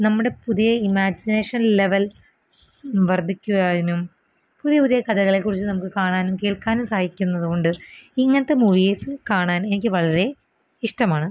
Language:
Malayalam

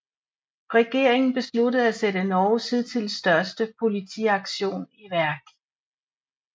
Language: Danish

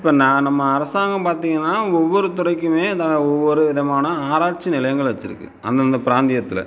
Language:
Tamil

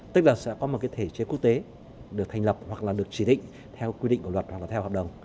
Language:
Vietnamese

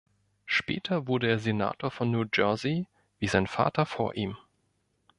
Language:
German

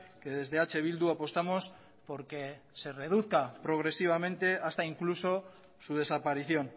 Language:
Spanish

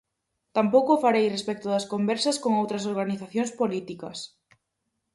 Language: Galician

